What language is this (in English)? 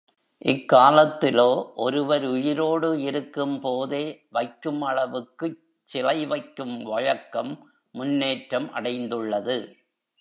Tamil